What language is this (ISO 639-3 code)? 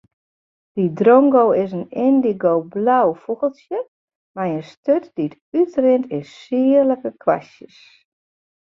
fry